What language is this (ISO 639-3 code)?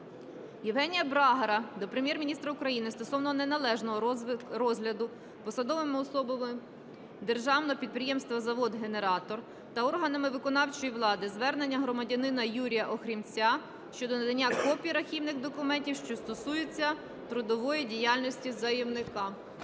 ukr